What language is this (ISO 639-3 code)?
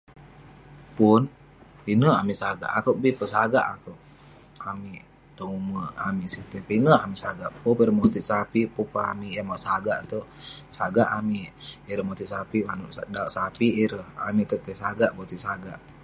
pne